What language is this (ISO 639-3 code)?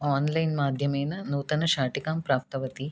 san